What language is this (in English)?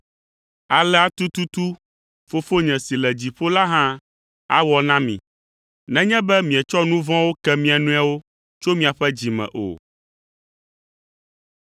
Ewe